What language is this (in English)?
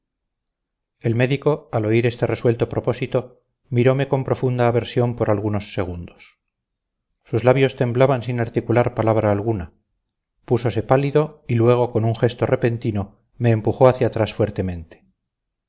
Spanish